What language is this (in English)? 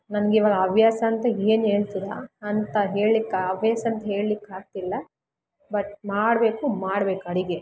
Kannada